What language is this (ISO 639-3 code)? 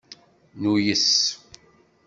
kab